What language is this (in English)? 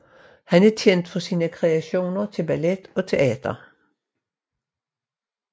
Danish